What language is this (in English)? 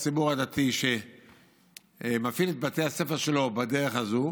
Hebrew